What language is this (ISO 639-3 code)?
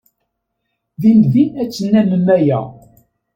kab